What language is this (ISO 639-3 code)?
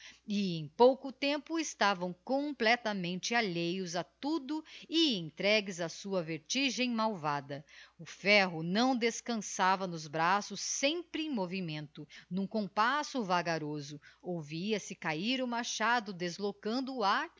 por